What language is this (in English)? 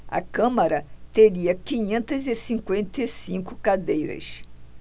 Portuguese